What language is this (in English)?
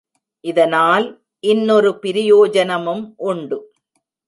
Tamil